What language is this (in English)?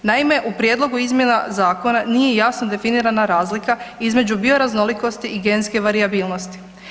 Croatian